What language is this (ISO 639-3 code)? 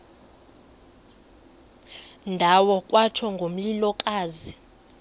xho